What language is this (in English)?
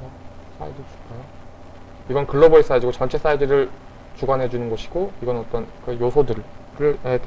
Korean